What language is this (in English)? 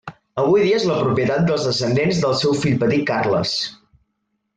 Catalan